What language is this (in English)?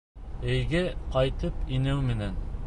Bashkir